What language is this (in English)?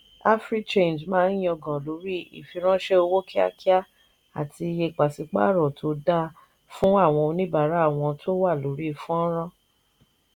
Yoruba